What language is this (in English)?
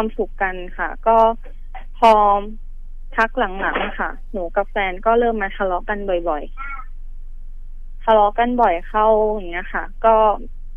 Thai